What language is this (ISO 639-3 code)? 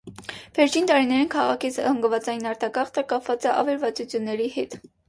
hye